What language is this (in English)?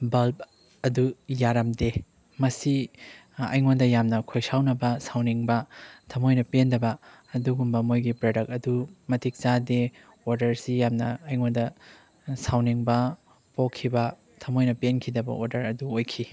Manipuri